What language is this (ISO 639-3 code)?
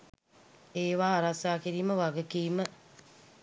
sin